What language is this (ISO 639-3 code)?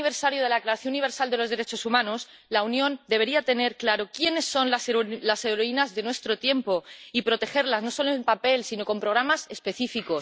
spa